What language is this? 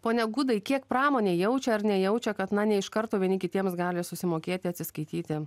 Lithuanian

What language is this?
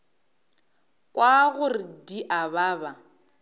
Northern Sotho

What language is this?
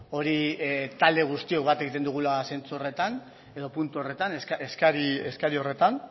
Basque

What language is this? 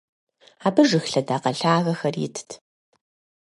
Kabardian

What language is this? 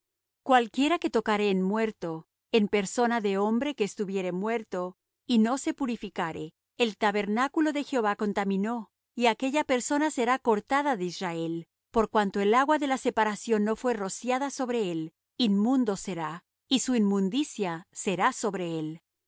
Spanish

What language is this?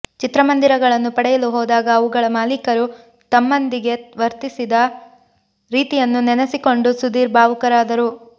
Kannada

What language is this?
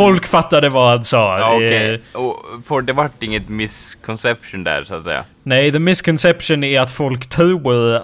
Swedish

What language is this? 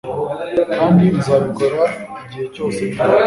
Kinyarwanda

